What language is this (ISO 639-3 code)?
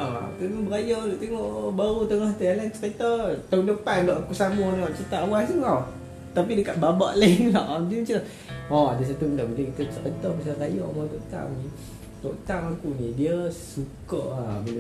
msa